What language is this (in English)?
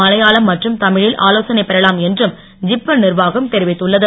Tamil